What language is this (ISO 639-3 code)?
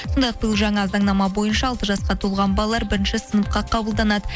kaz